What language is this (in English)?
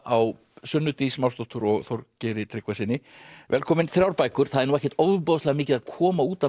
Icelandic